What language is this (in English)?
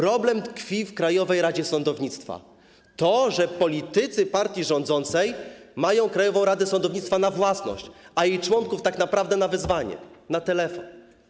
Polish